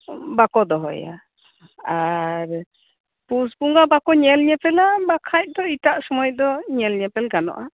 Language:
Santali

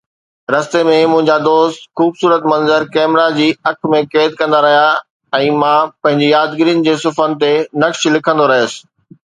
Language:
Sindhi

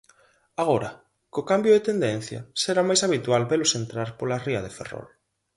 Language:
Galician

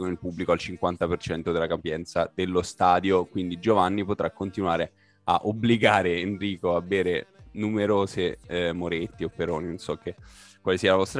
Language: Italian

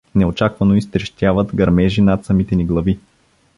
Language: Bulgarian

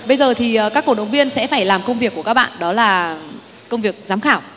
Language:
Vietnamese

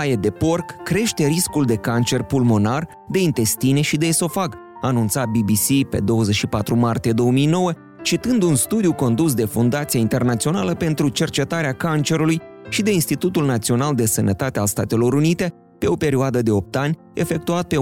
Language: Romanian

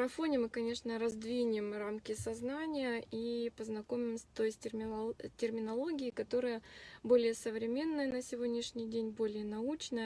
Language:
Russian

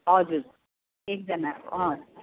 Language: Nepali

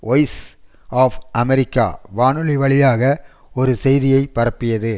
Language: Tamil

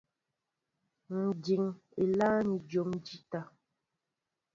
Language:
Mbo (Cameroon)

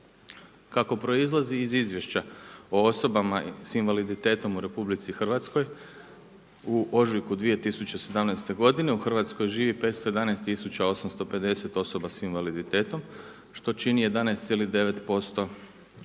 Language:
Croatian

